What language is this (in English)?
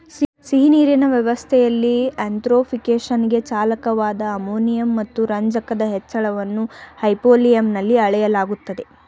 Kannada